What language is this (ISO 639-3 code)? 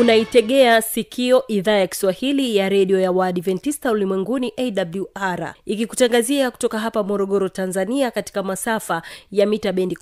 swa